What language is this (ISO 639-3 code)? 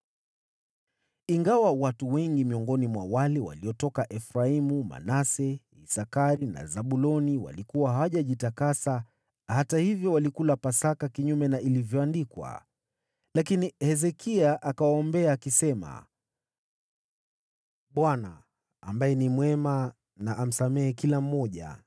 swa